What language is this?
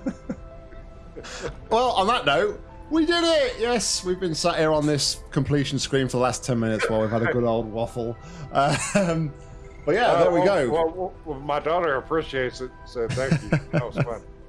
English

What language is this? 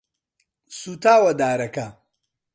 Central Kurdish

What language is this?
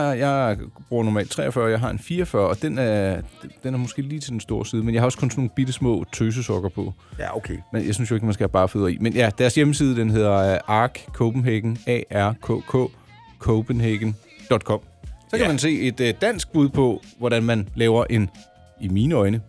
Danish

